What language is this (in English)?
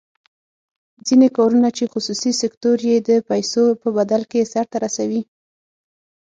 Pashto